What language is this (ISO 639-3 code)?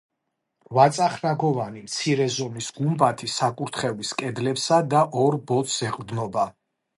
kat